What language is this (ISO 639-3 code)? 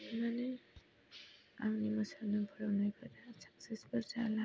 brx